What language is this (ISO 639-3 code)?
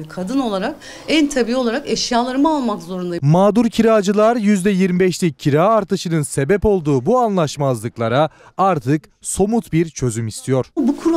tur